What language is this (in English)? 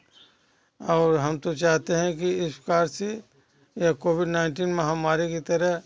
Hindi